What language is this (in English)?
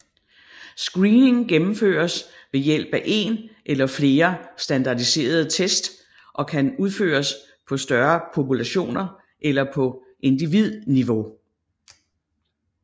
Danish